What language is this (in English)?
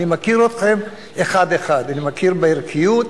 Hebrew